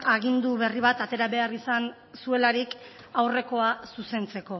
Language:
Basque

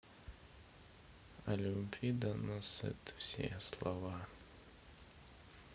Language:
Russian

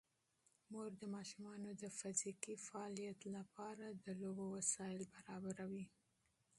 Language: Pashto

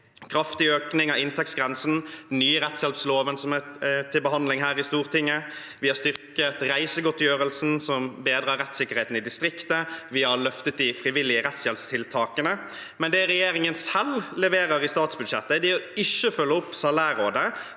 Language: Norwegian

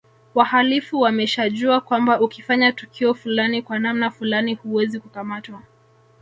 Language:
Swahili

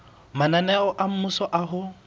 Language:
Southern Sotho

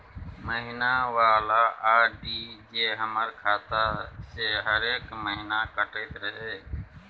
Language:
Maithili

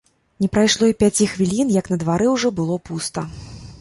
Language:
Belarusian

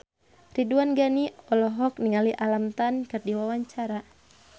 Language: Sundanese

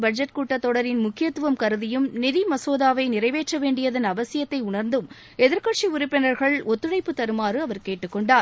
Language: Tamil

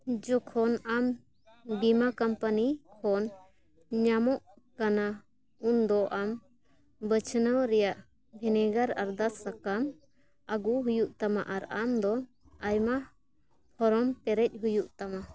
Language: Santali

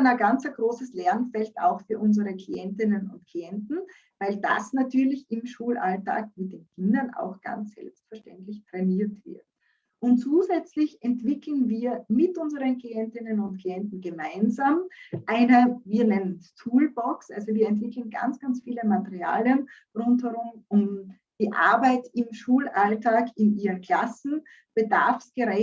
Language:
German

